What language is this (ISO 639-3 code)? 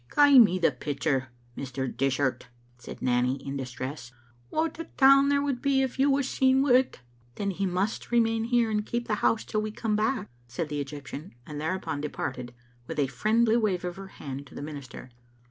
eng